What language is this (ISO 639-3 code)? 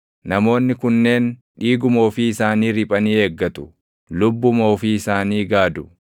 orm